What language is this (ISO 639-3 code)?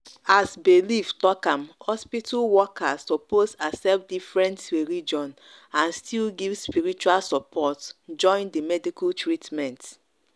pcm